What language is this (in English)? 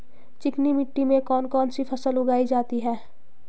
Hindi